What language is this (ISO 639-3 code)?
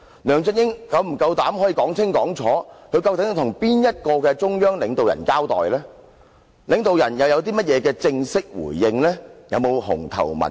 yue